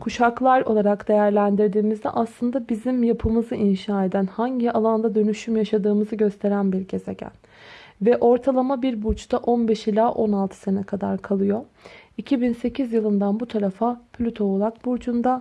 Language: Turkish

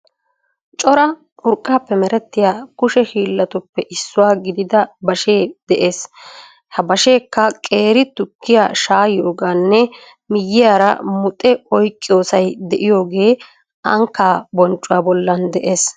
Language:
Wolaytta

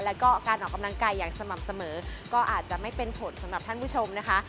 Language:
Thai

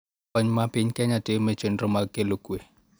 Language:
Luo (Kenya and Tanzania)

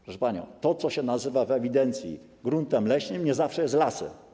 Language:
Polish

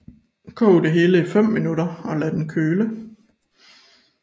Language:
Danish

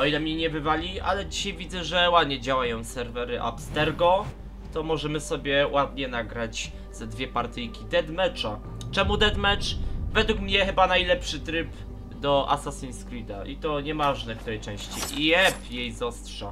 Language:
Polish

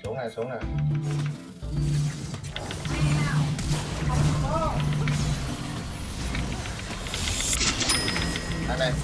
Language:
Vietnamese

